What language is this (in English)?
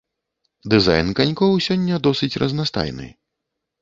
Belarusian